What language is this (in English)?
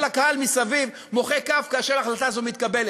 Hebrew